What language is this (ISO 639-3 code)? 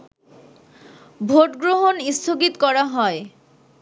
ben